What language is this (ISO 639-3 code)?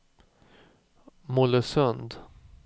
swe